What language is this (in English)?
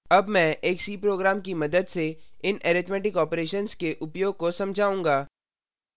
Hindi